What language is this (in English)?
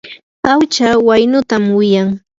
Yanahuanca Pasco Quechua